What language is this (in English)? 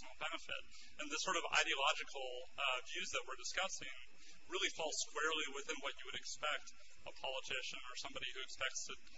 English